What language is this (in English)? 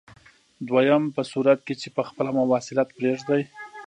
Pashto